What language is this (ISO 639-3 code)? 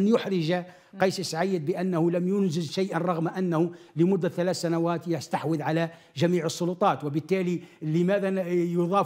ara